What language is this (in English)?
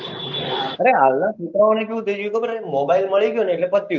Gujarati